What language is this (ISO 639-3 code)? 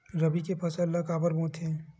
hne